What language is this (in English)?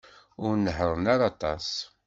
Kabyle